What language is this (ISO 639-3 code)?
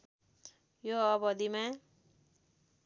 nep